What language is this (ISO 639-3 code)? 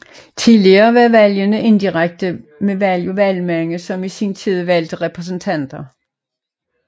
dan